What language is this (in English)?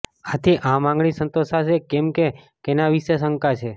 Gujarati